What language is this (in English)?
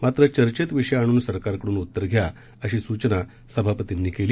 Marathi